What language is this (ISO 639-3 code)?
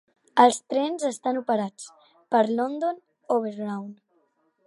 cat